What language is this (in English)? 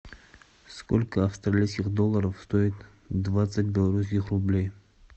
Russian